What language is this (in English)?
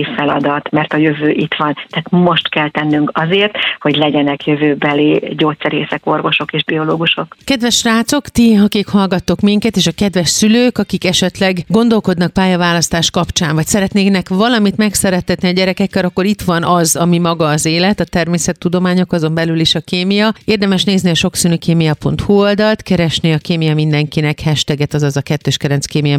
Hungarian